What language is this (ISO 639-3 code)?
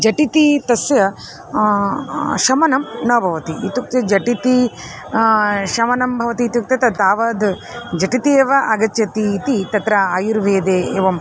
san